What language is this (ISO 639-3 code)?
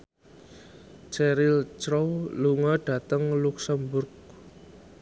jav